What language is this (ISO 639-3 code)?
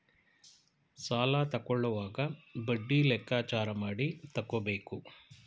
kan